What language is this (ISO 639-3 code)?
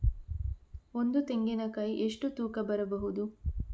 kan